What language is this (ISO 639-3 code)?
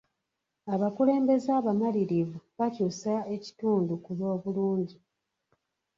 lug